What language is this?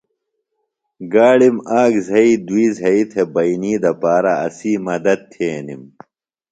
Phalura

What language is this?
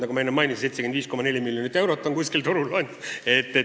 Estonian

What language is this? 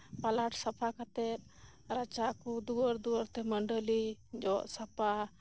Santali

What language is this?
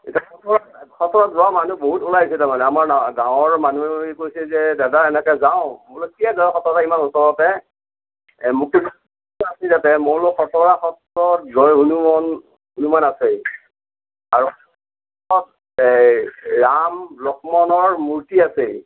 Assamese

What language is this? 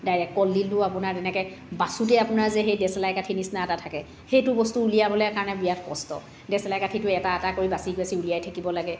Assamese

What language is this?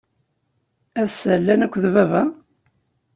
Kabyle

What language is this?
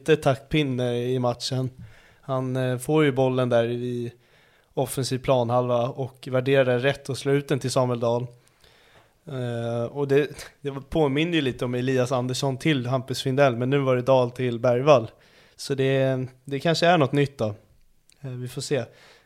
Swedish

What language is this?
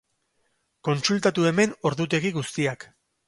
Basque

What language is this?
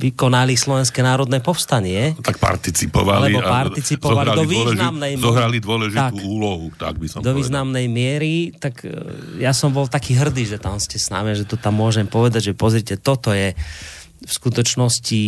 Slovak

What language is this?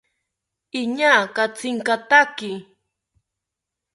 South Ucayali Ashéninka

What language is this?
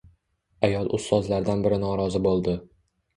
Uzbek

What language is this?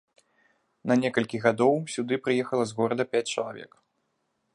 Belarusian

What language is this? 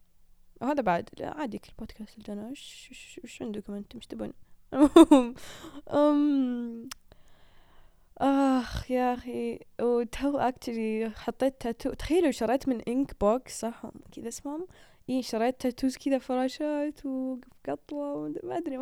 Arabic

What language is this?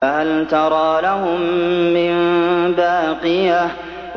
Arabic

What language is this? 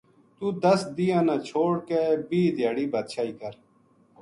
Gujari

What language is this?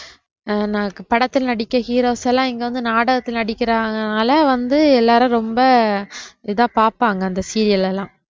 Tamil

